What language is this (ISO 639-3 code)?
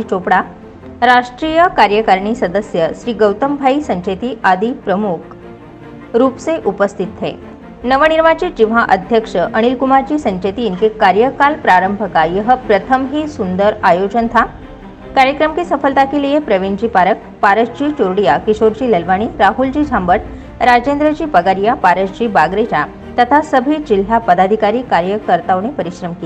hin